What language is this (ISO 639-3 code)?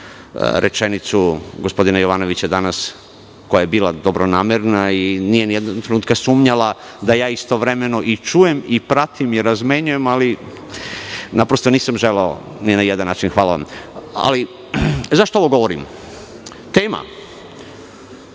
srp